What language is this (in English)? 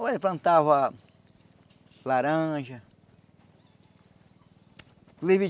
Portuguese